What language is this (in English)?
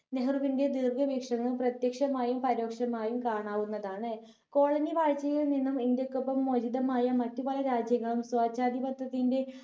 Malayalam